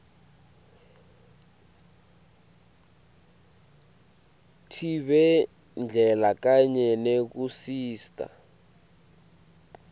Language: Swati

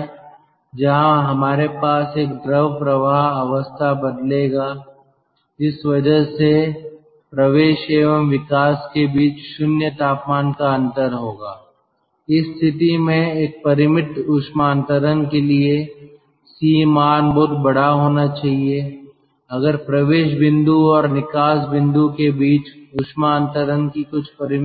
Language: Hindi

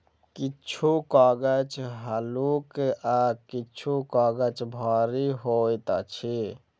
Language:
Maithili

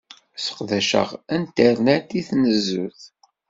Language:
Kabyle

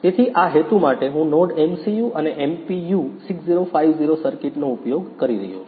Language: Gujarati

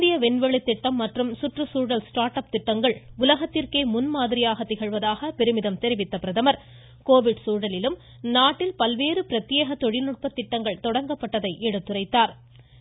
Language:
Tamil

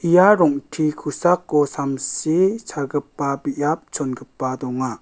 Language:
Garo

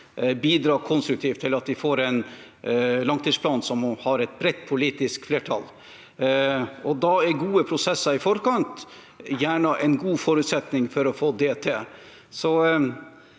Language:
Norwegian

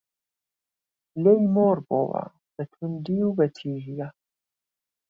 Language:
Central Kurdish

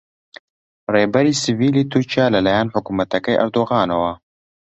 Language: Central Kurdish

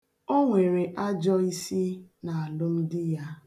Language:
Igbo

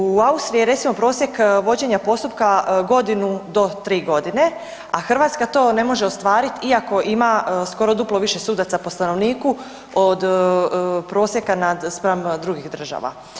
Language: Croatian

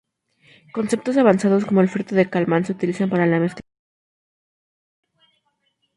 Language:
Spanish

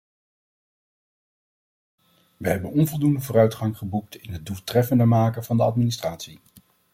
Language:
Dutch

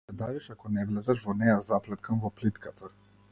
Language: Macedonian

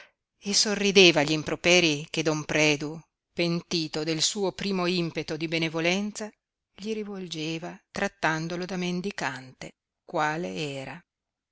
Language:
Italian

